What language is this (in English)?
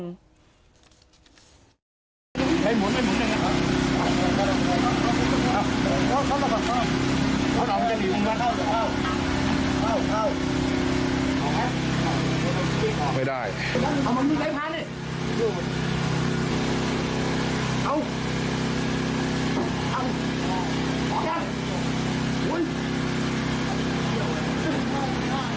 Thai